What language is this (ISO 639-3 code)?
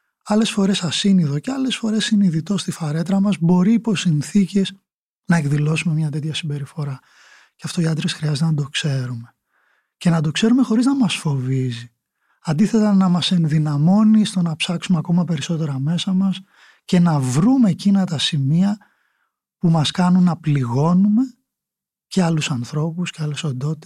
ell